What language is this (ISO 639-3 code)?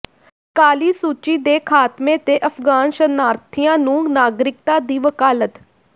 pan